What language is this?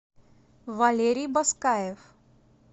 Russian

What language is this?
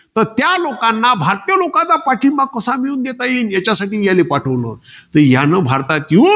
Marathi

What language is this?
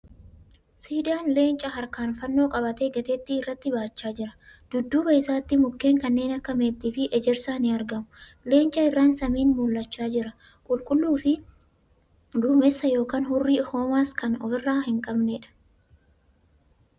Oromo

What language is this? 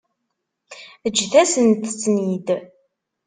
Kabyle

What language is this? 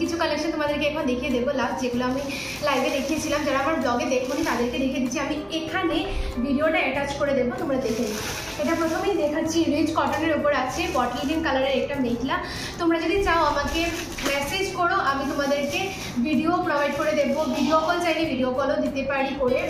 Bangla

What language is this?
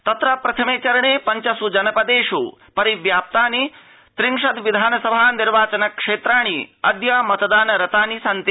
Sanskrit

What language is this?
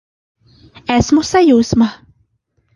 Latvian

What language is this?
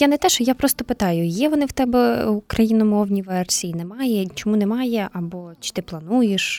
Ukrainian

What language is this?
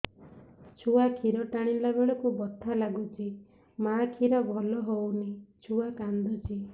Odia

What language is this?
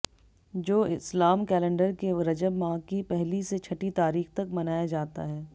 Hindi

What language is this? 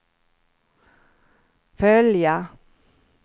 Swedish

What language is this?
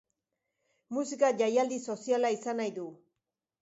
Basque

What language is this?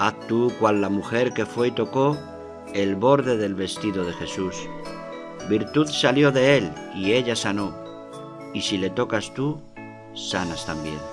Spanish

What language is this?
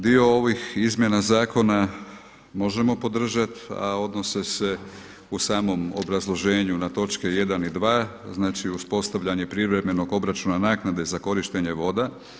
Croatian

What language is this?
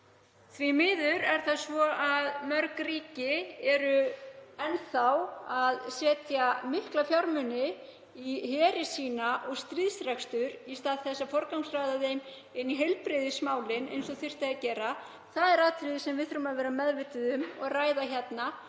Icelandic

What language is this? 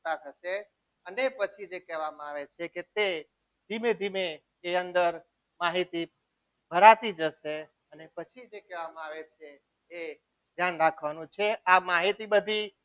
Gujarati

